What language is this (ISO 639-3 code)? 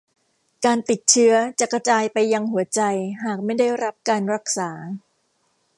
tha